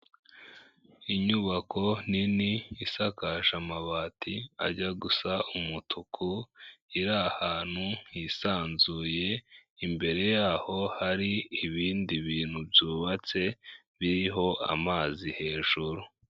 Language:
Kinyarwanda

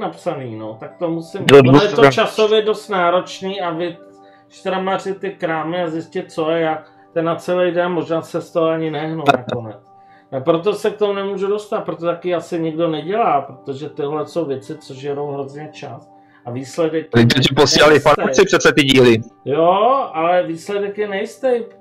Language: Czech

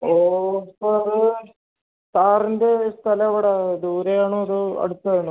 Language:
Malayalam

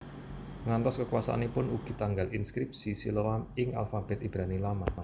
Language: Javanese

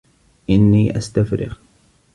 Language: Arabic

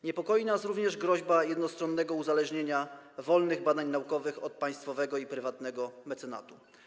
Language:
Polish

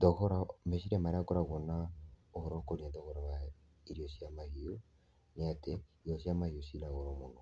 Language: Kikuyu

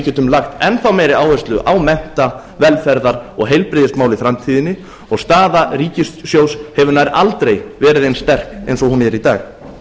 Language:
Icelandic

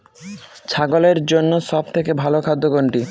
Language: Bangla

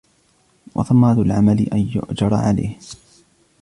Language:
Arabic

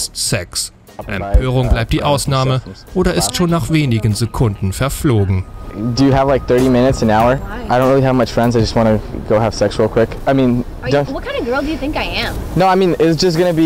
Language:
German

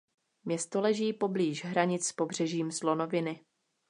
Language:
Czech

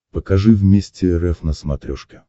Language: Russian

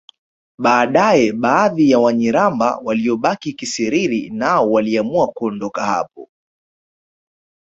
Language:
Swahili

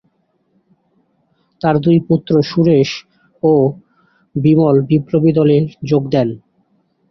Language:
Bangla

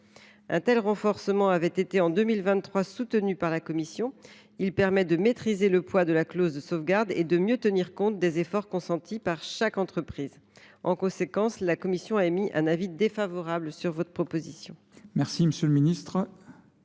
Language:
French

